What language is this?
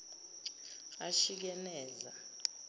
Zulu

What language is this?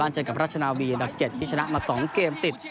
Thai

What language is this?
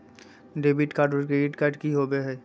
Magahi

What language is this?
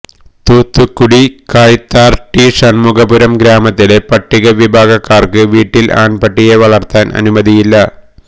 Malayalam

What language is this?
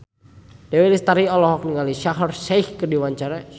Sundanese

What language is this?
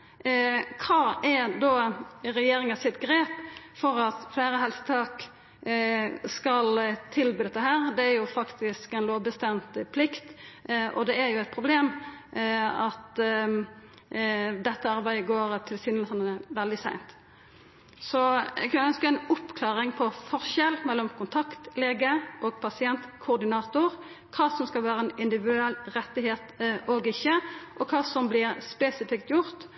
Norwegian Nynorsk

